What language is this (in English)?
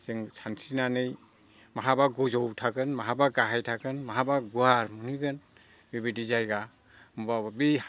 Bodo